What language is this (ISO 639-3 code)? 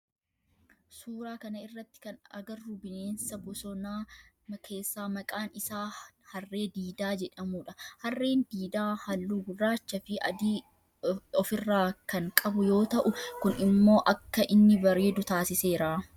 orm